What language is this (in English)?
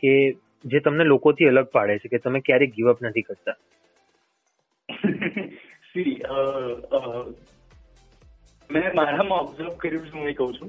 Gujarati